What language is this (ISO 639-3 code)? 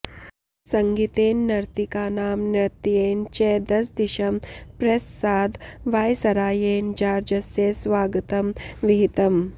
san